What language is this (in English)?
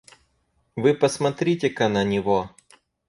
Russian